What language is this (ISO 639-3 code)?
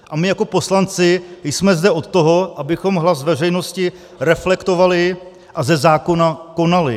ces